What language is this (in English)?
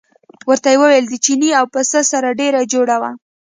Pashto